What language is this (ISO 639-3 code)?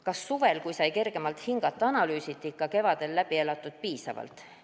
est